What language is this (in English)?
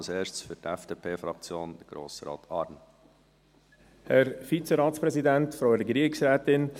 Swiss German